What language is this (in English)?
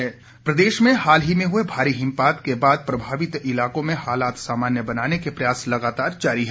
Hindi